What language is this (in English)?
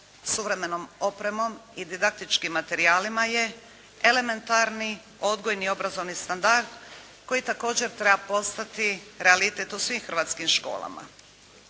Croatian